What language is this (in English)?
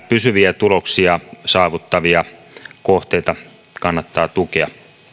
Finnish